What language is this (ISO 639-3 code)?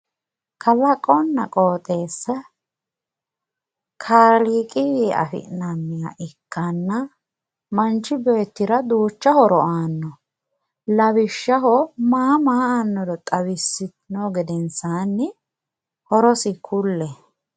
sid